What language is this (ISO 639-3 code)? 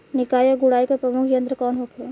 bho